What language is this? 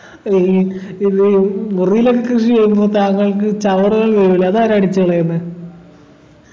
Malayalam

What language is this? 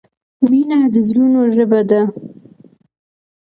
Pashto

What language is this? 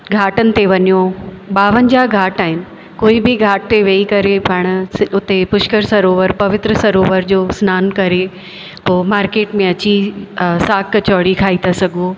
Sindhi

